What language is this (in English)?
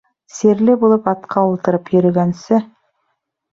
Bashkir